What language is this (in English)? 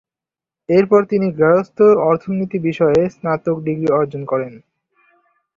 Bangla